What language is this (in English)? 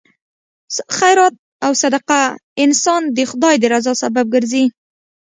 Pashto